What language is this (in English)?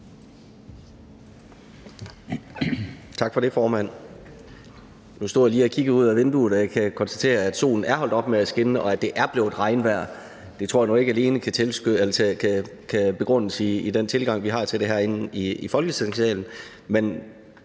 Danish